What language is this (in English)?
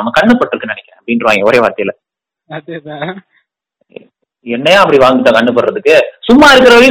Tamil